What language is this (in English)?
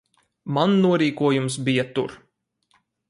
Latvian